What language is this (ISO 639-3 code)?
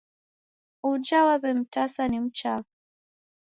dav